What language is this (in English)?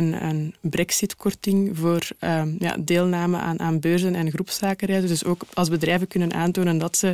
Dutch